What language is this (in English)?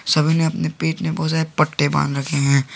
Hindi